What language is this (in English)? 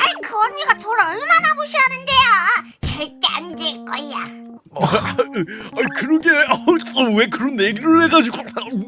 Korean